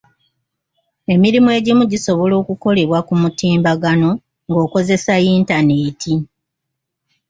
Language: Ganda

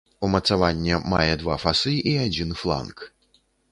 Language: Belarusian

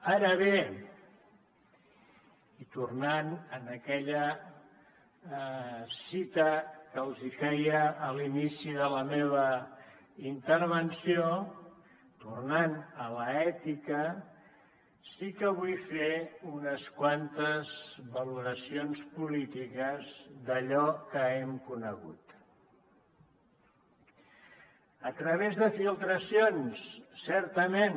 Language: Catalan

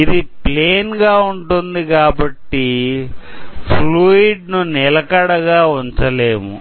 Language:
Telugu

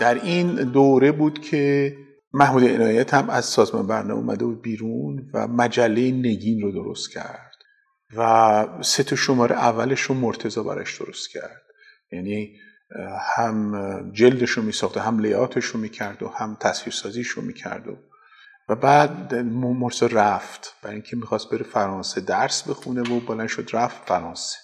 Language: Persian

